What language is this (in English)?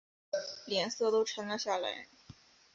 Chinese